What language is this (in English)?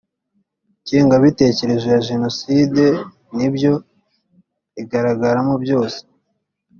Kinyarwanda